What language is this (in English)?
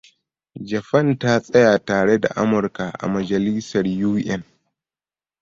Hausa